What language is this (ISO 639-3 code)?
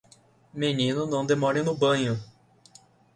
por